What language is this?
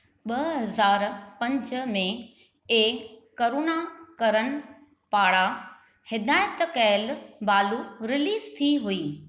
Sindhi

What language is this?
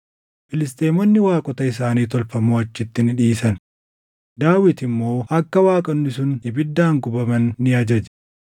Oromo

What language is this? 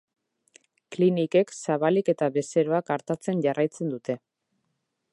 Basque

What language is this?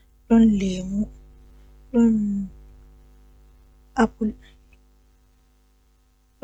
Western Niger Fulfulde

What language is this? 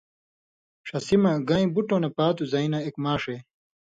Indus Kohistani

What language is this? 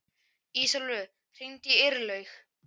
Icelandic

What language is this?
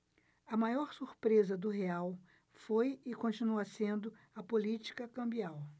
Portuguese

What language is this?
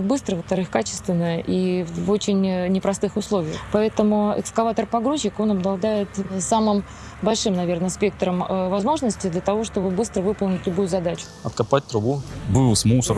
Russian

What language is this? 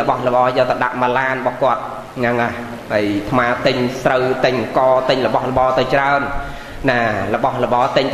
Vietnamese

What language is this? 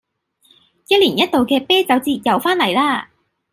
Cantonese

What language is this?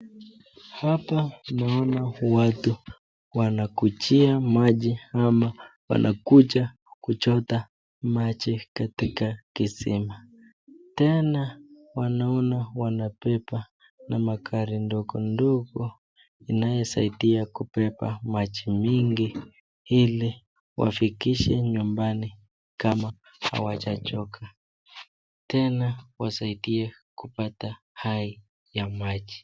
Swahili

